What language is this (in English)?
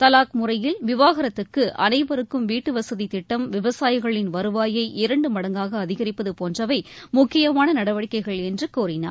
Tamil